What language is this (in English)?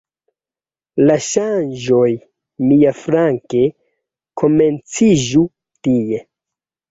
Esperanto